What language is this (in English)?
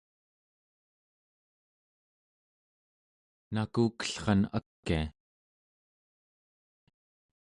Central Yupik